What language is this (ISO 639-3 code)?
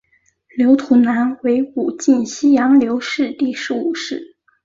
zho